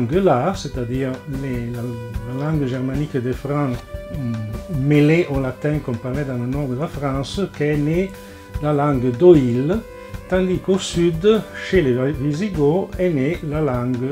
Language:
French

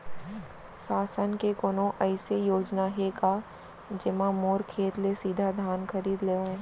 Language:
Chhattisgarhi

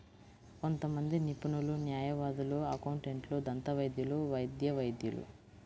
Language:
Telugu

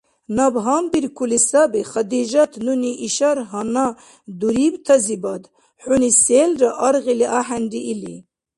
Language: Dargwa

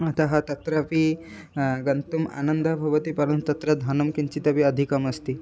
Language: Sanskrit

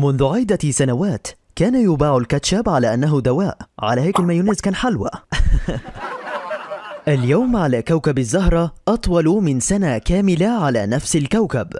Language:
Arabic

